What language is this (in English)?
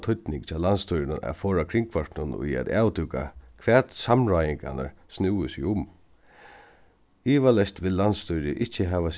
Faroese